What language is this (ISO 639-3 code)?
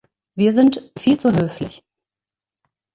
deu